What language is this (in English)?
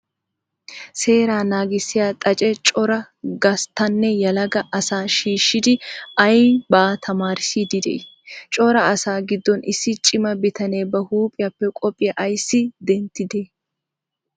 Wolaytta